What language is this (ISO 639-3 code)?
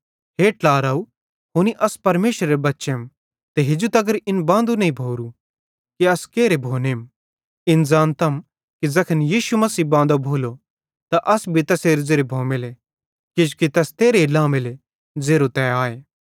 bhd